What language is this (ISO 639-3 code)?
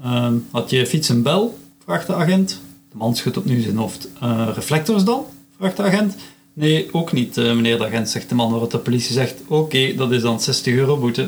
nld